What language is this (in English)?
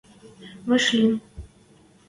Western Mari